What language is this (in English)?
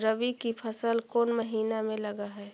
Magahi